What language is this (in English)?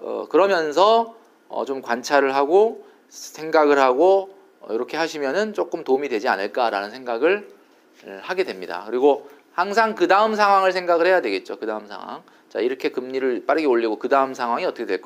Korean